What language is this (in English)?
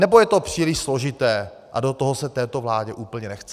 Czech